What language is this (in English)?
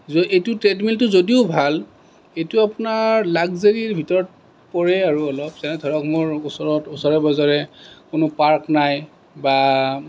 Assamese